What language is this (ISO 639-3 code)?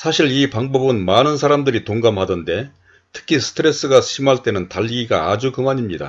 kor